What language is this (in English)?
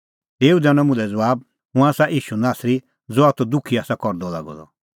Kullu Pahari